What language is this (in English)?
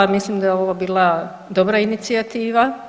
Croatian